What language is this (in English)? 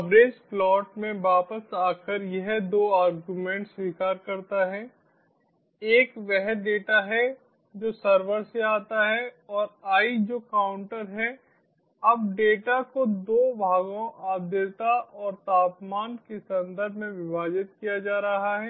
Hindi